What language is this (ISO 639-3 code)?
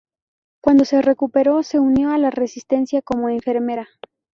spa